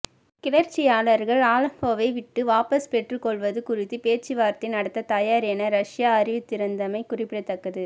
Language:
Tamil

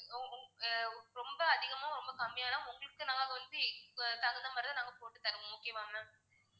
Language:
Tamil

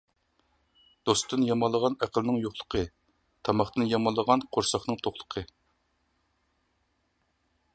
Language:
Uyghur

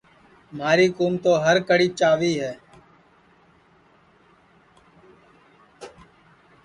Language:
Sansi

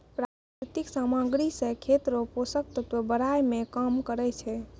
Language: Maithili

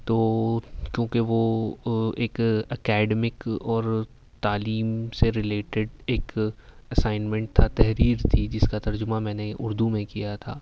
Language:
Urdu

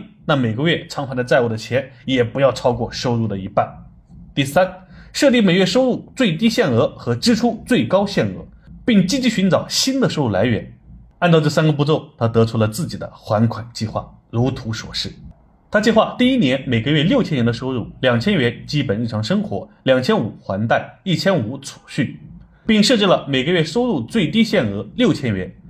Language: Chinese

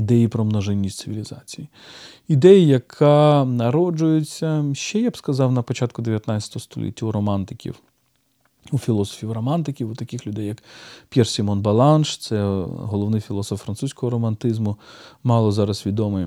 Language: Ukrainian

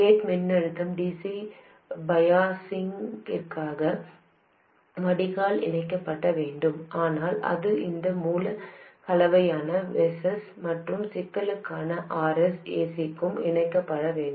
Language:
Tamil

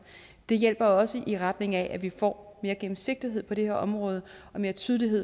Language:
Danish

